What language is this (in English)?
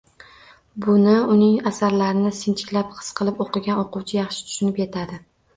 Uzbek